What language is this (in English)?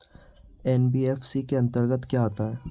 Hindi